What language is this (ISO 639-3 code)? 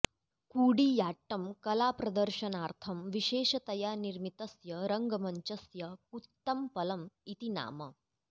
san